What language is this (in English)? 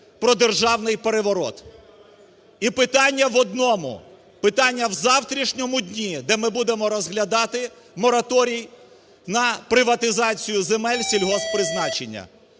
Ukrainian